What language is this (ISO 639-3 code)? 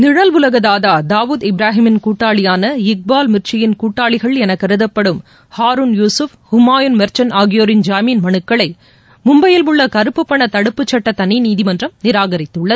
tam